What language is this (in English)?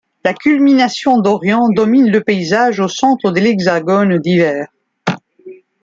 French